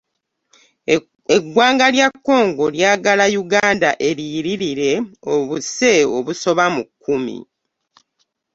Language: Ganda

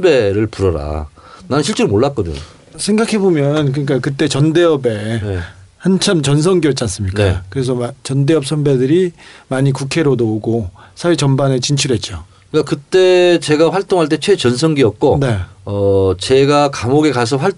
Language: Korean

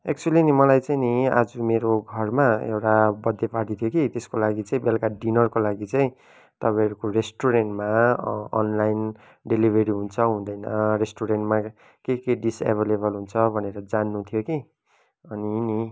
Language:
Nepali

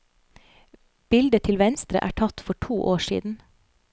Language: Norwegian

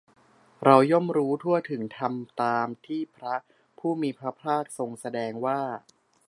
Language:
Thai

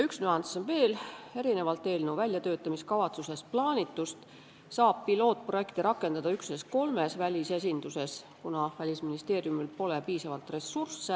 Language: Estonian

